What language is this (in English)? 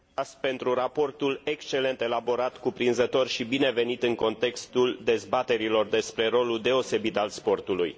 Romanian